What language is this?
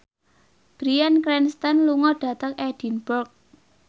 Javanese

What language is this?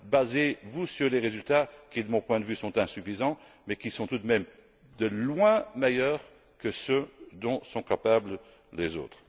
French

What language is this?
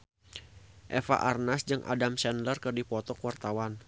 Sundanese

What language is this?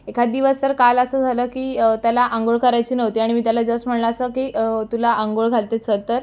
Marathi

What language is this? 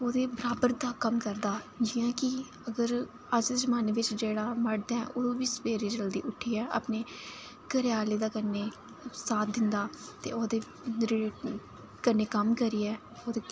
Dogri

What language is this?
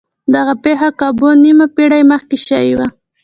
Pashto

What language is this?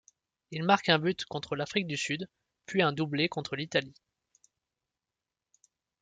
French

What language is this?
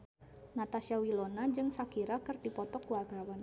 Sundanese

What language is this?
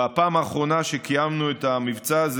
Hebrew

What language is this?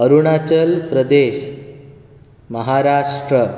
Konkani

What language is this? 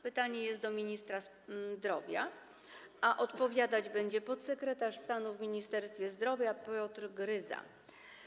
Polish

